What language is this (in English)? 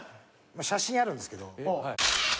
Japanese